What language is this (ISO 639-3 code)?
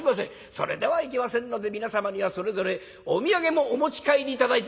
jpn